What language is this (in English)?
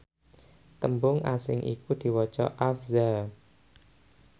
Javanese